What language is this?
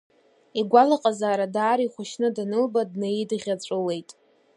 Abkhazian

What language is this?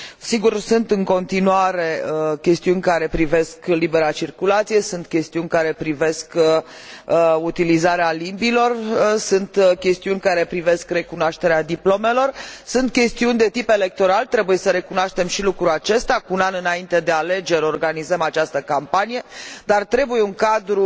Romanian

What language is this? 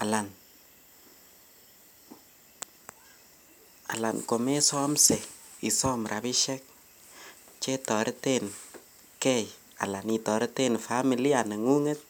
Kalenjin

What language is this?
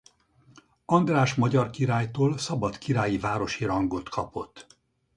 Hungarian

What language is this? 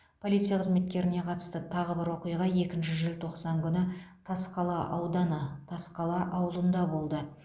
Kazakh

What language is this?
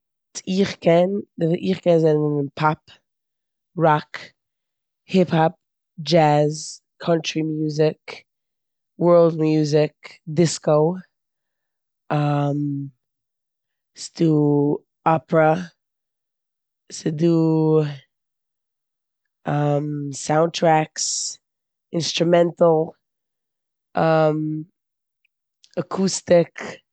Yiddish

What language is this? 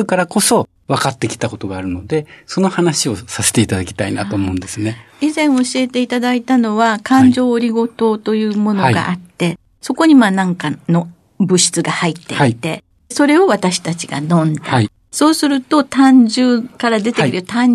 Japanese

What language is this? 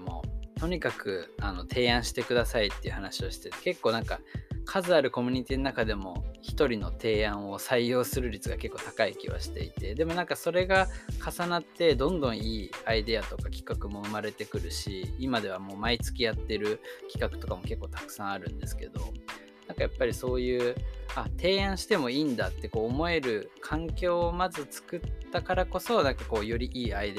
Japanese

